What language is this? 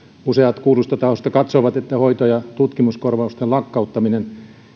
Finnish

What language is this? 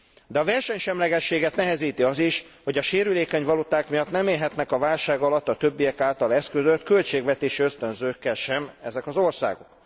Hungarian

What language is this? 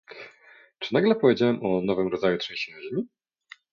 Polish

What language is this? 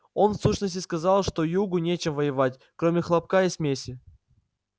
Russian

